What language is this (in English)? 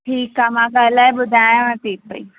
Sindhi